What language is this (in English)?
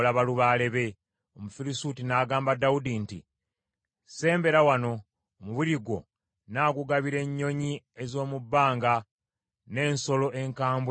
Ganda